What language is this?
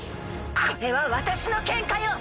Japanese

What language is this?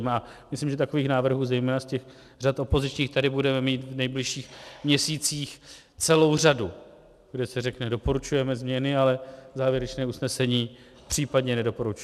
Czech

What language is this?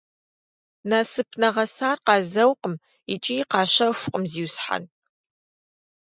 Kabardian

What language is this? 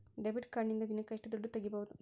Kannada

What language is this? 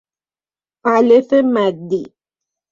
Persian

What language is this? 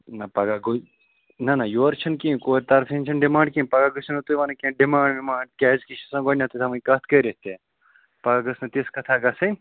Kashmiri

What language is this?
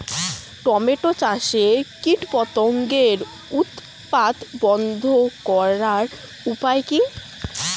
Bangla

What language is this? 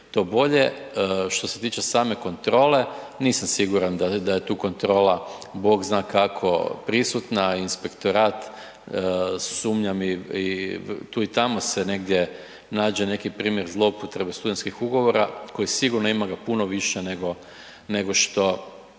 Croatian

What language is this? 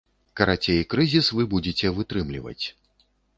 Belarusian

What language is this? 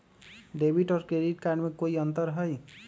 Magahi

